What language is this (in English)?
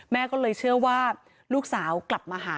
Thai